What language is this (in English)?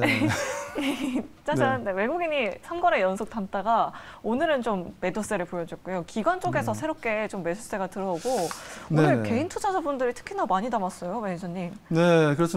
Korean